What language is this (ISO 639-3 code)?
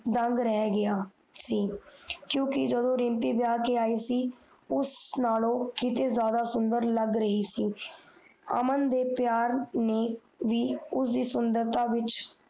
pan